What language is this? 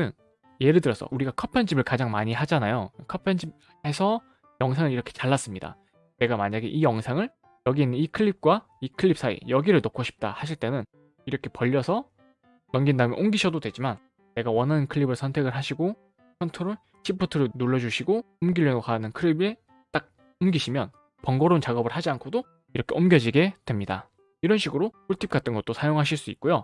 Korean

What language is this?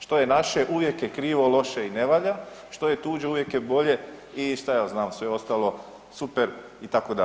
Croatian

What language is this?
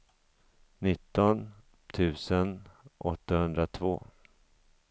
Swedish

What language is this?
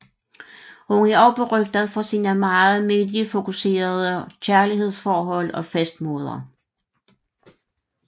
Danish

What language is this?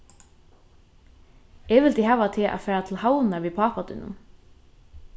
Faroese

